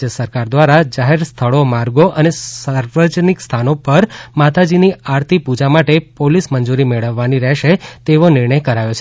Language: Gujarati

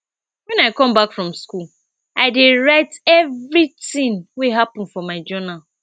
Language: Nigerian Pidgin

